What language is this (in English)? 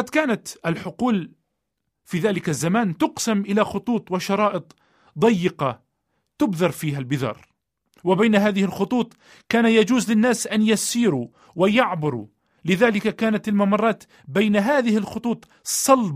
Arabic